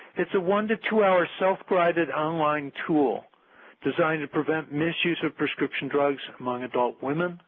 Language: English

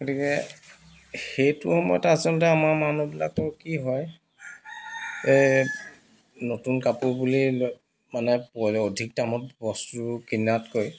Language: Assamese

